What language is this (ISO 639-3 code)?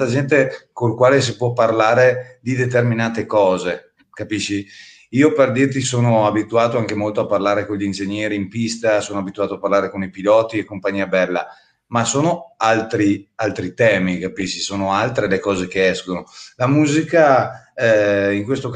ita